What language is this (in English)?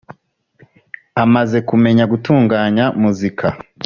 Kinyarwanda